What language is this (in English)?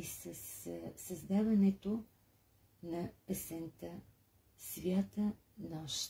Bulgarian